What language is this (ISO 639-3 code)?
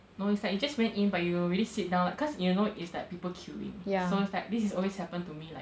eng